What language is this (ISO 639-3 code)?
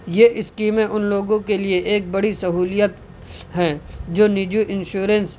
urd